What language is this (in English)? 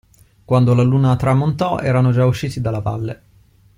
Italian